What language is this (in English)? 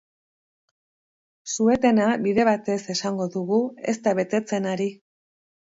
Basque